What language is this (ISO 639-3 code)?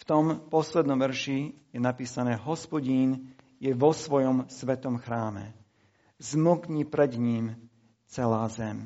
slk